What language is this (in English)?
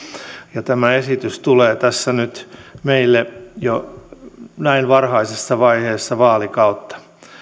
Finnish